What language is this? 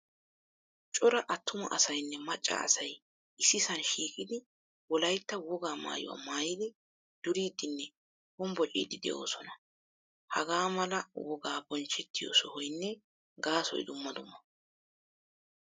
Wolaytta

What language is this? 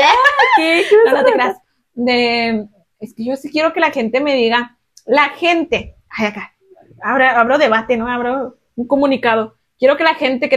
Spanish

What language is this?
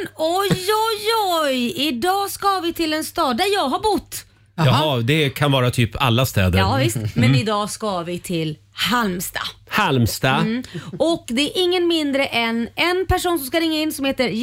Swedish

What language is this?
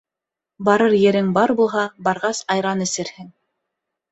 Bashkir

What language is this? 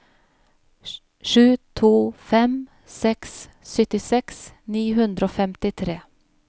Norwegian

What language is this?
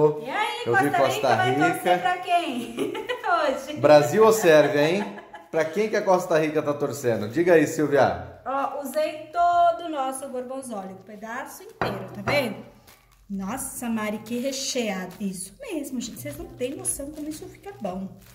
Portuguese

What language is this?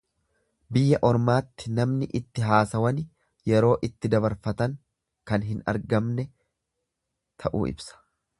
Oromo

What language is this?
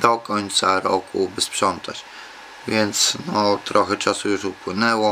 Polish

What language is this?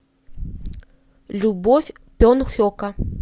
Russian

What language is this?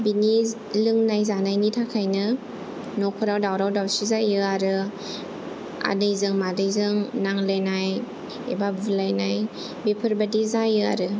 Bodo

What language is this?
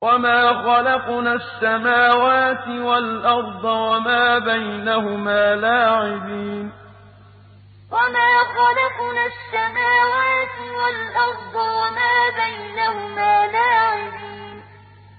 Arabic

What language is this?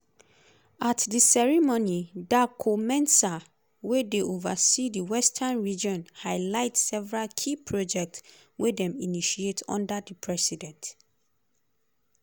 Nigerian Pidgin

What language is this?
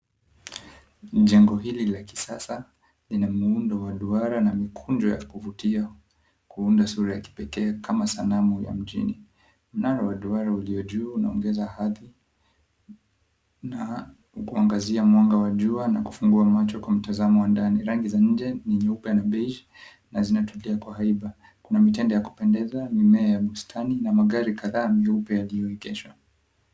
Swahili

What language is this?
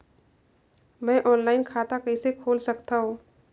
Chhattisgarhi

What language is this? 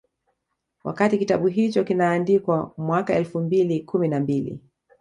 Swahili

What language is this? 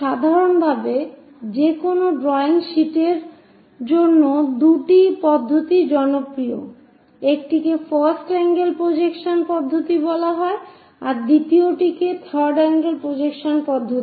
Bangla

